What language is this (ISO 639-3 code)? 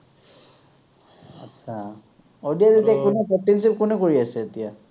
asm